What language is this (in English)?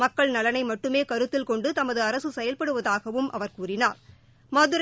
Tamil